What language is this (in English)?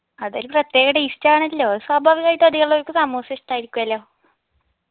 Malayalam